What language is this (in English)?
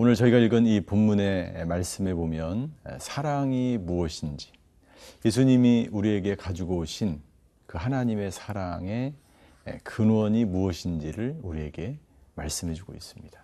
Korean